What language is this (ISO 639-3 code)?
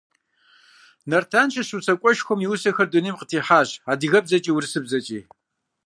kbd